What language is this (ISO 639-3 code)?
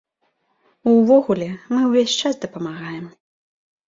bel